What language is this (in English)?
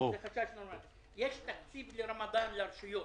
Hebrew